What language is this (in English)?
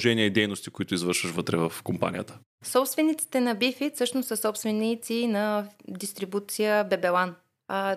Bulgarian